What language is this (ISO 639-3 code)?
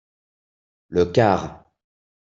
fra